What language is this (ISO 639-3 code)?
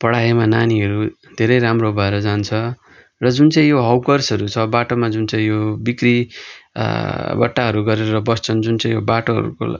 nep